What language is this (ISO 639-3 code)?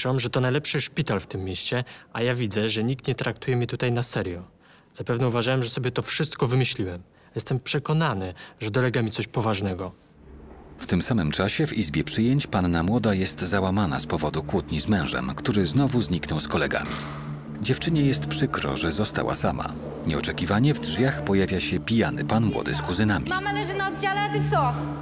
pol